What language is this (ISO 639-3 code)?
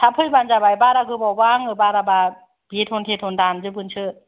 brx